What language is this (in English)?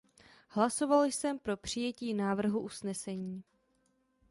Czech